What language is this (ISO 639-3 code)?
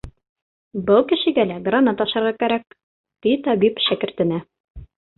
bak